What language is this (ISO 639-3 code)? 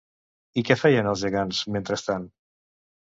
cat